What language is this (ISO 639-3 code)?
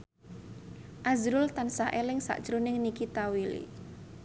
jav